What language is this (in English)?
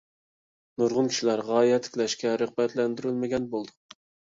Uyghur